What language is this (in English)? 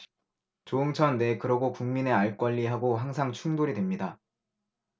Korean